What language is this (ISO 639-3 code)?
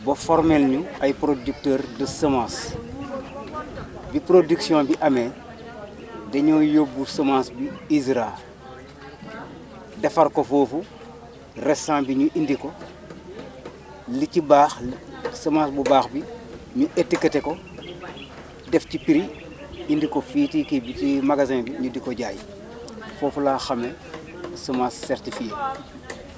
wol